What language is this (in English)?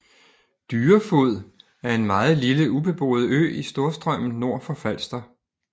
Danish